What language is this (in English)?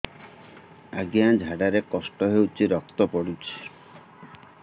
Odia